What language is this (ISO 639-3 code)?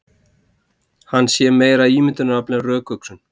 isl